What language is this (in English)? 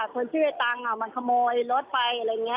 Thai